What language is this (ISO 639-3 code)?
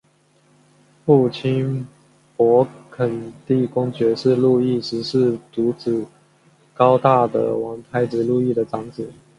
zho